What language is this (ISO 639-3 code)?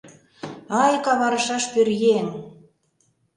chm